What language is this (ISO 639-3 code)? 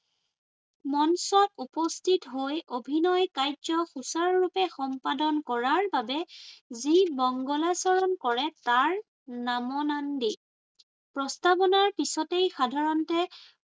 asm